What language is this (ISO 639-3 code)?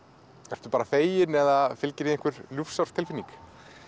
isl